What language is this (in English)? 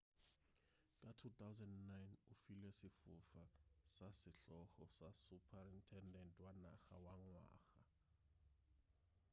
Northern Sotho